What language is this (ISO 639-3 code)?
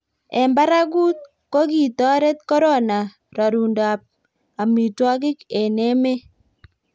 kln